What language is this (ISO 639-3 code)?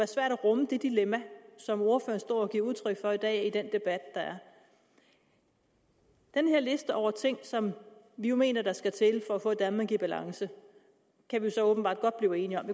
dan